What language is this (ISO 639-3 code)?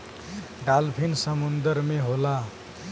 bho